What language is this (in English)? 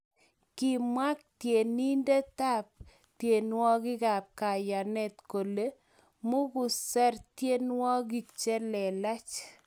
Kalenjin